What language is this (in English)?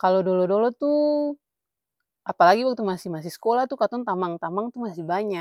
Ambonese Malay